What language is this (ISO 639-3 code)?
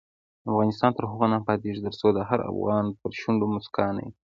pus